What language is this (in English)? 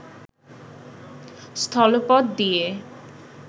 Bangla